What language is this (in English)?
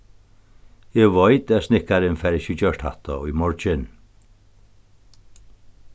Faroese